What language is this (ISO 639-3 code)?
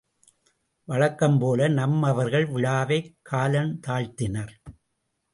tam